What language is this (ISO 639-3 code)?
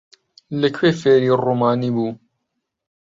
ckb